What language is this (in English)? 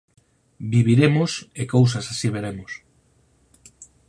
Galician